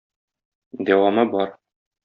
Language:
Tatar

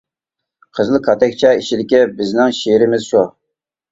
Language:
Uyghur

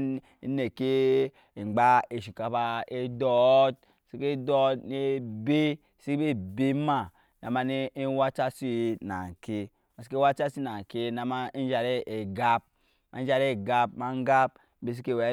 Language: Nyankpa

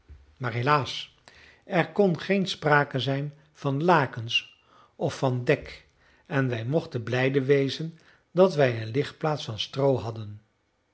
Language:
Dutch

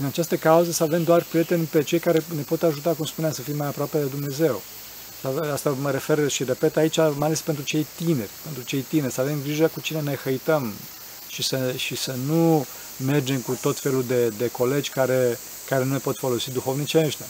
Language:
Romanian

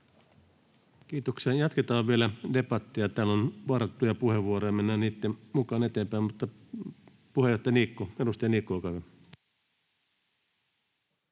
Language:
Finnish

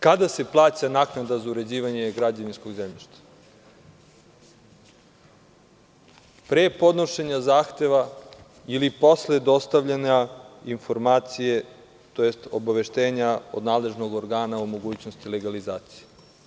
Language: Serbian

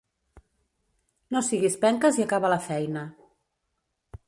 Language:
Catalan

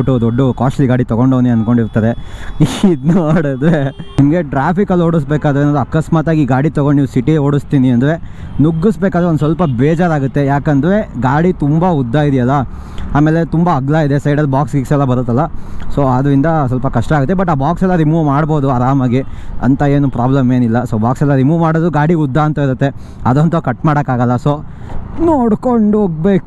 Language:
Kannada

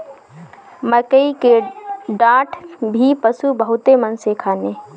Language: Bhojpuri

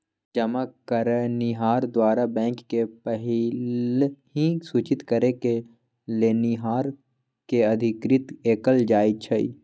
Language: Magahi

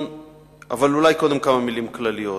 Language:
Hebrew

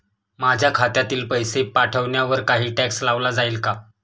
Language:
Marathi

